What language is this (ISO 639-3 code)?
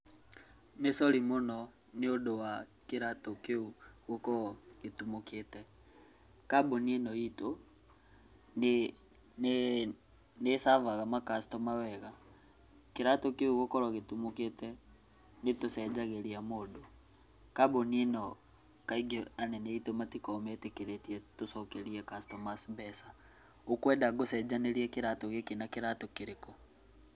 kik